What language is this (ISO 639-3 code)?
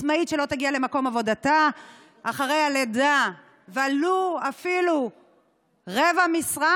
heb